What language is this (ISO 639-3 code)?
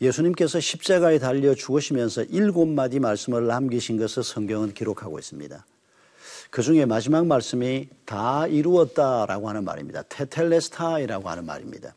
kor